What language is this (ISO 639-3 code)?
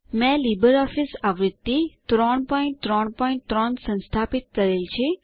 guj